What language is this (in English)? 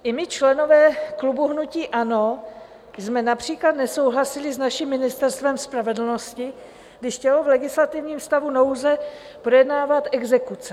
Czech